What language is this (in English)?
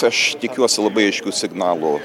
Lithuanian